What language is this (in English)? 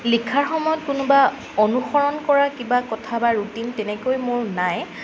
Assamese